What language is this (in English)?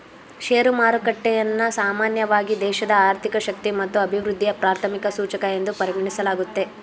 Kannada